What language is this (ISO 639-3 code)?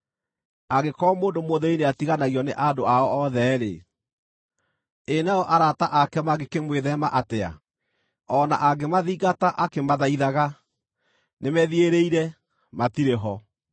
kik